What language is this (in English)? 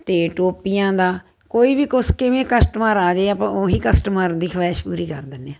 Punjabi